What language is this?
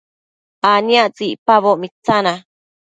Matsés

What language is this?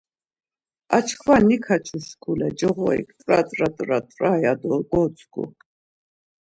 Laz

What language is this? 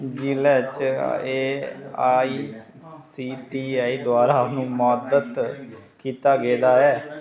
Dogri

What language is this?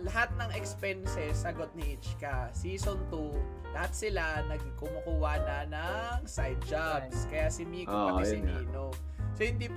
Filipino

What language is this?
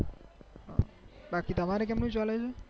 Gujarati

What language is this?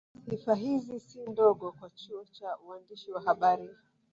Swahili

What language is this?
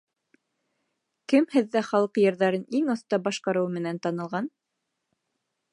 Bashkir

